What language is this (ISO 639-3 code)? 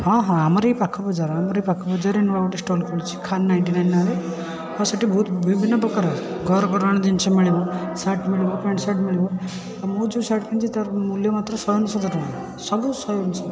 ori